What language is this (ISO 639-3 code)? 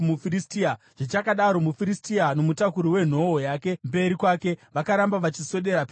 sna